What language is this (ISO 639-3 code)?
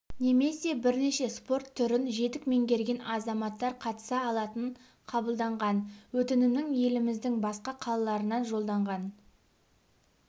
kaz